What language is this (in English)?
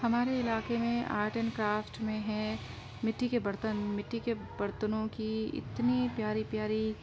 Urdu